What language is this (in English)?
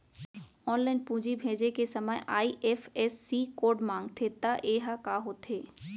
Chhattisgarhi